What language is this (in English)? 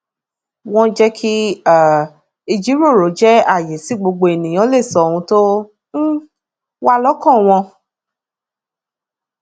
Yoruba